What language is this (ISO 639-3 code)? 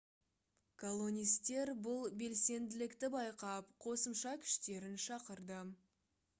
kaz